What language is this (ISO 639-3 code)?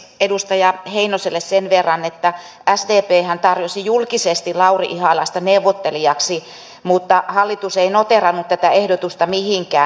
fin